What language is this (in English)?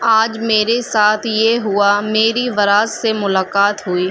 Urdu